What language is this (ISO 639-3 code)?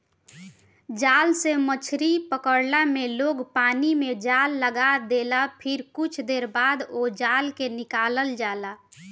bho